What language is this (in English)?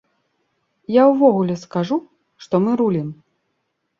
Belarusian